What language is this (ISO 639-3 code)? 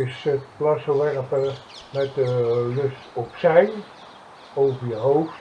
nld